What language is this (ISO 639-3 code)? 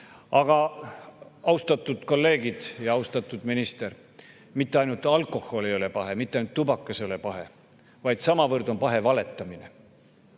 est